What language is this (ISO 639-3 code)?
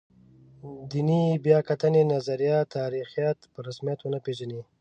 pus